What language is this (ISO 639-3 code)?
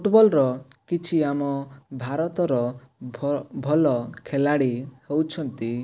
ori